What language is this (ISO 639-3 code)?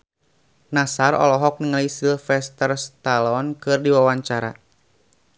sun